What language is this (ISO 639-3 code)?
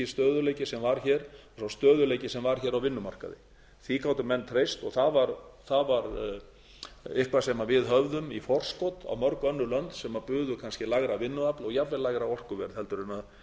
isl